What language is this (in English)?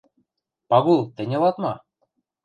Western Mari